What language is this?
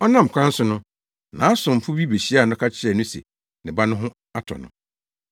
Akan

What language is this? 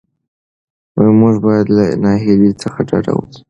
Pashto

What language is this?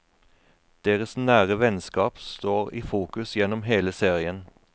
Norwegian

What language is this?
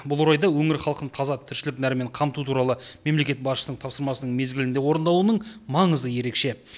Kazakh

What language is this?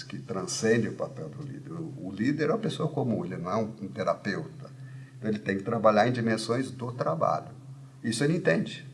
Portuguese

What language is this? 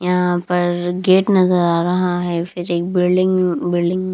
Hindi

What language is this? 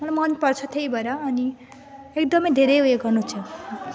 Nepali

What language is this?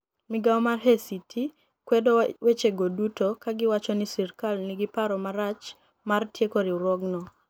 Luo (Kenya and Tanzania)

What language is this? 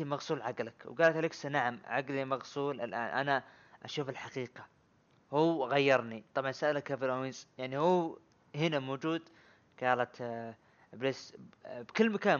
Arabic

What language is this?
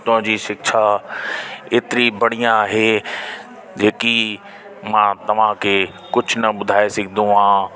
Sindhi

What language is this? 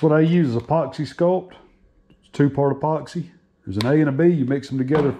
English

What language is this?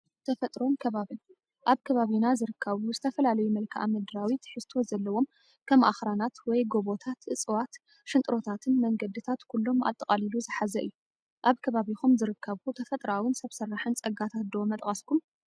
Tigrinya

